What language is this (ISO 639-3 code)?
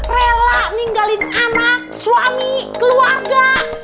ind